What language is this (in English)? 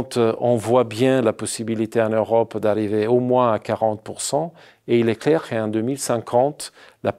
French